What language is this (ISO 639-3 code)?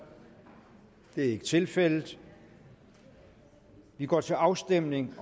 dan